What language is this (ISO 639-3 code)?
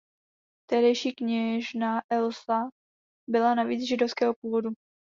ces